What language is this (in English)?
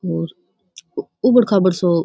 Rajasthani